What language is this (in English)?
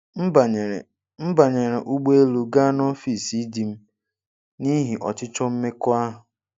Igbo